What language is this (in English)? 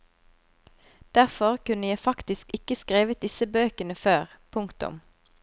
Norwegian